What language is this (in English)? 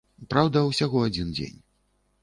Belarusian